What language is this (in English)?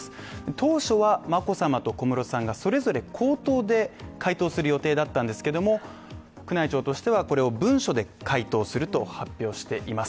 Japanese